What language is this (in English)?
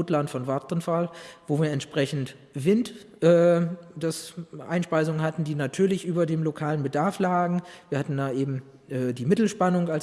German